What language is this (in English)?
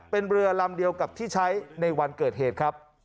Thai